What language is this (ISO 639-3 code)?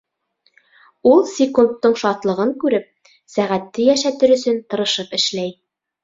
bak